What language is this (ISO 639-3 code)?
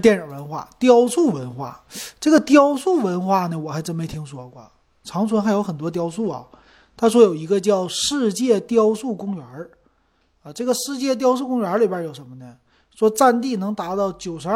zho